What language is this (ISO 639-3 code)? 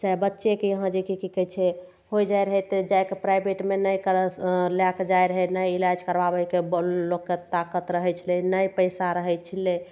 mai